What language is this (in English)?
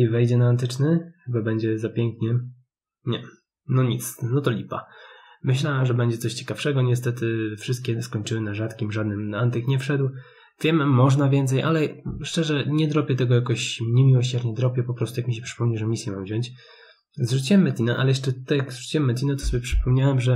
Polish